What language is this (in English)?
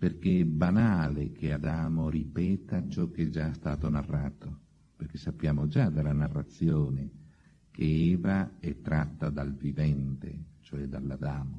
Italian